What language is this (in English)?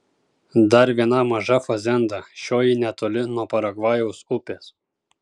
Lithuanian